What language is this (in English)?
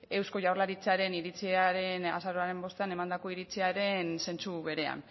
Basque